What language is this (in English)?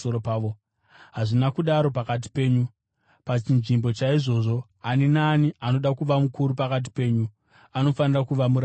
Shona